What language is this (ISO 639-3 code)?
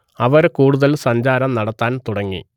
mal